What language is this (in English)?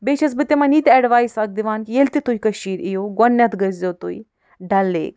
Kashmiri